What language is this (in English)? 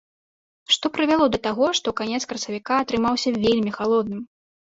Belarusian